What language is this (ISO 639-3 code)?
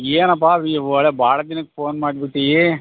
kan